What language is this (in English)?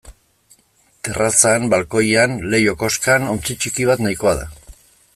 Basque